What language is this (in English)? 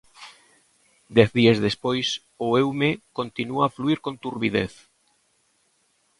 Galician